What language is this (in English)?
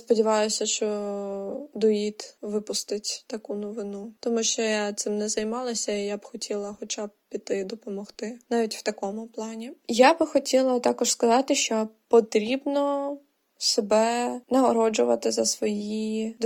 Ukrainian